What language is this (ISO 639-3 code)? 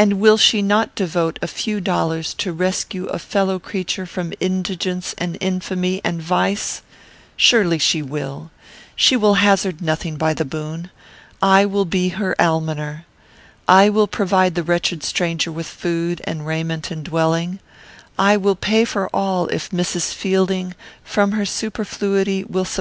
eng